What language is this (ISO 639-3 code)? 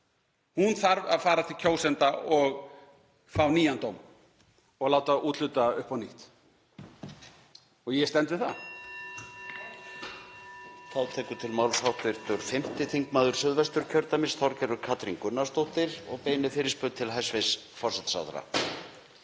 isl